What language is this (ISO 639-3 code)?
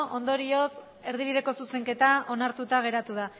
eus